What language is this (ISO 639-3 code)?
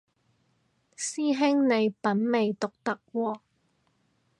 yue